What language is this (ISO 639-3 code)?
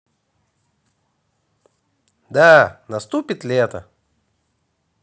rus